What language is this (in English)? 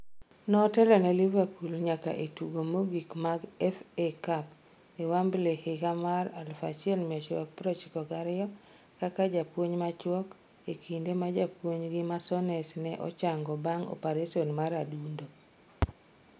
Luo (Kenya and Tanzania)